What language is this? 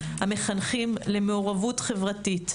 Hebrew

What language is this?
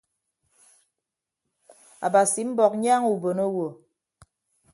Ibibio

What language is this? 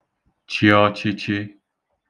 Igbo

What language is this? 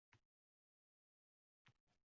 Uzbek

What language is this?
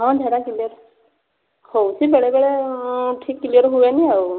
Odia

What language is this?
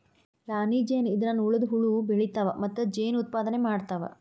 Kannada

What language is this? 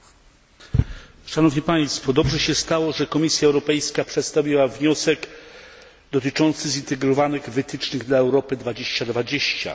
Polish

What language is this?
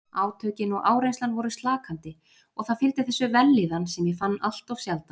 Icelandic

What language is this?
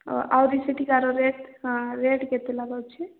Odia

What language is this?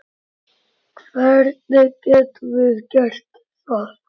Icelandic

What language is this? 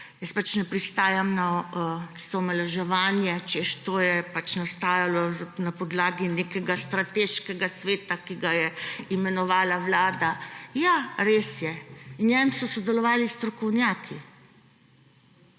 Slovenian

